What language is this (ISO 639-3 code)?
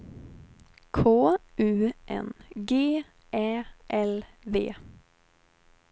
swe